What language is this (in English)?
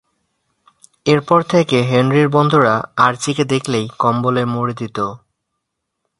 Bangla